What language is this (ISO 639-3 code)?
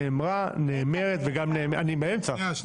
heb